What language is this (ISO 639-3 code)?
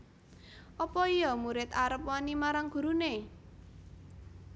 jav